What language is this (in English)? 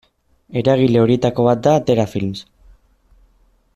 Basque